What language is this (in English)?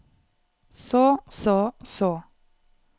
Norwegian